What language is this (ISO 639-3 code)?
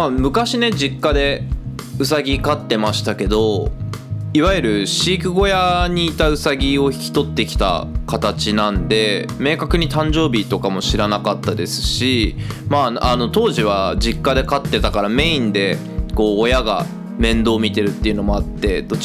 jpn